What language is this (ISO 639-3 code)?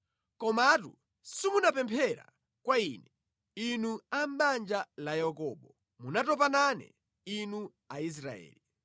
nya